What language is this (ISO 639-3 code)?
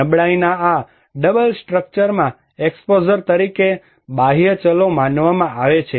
guj